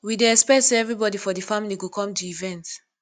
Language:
Nigerian Pidgin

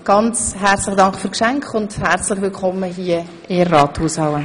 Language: Swiss German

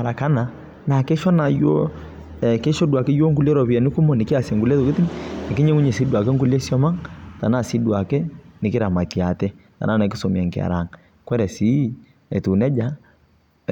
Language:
Masai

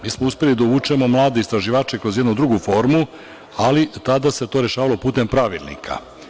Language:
Serbian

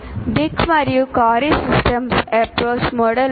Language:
Telugu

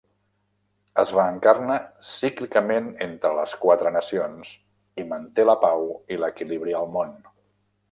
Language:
Catalan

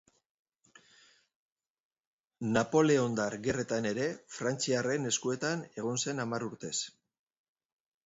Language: Basque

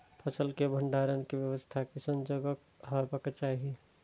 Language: Maithili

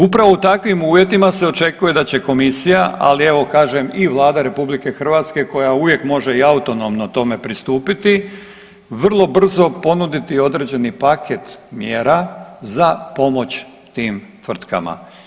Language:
Croatian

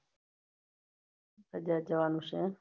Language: Gujarati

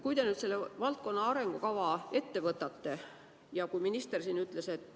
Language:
Estonian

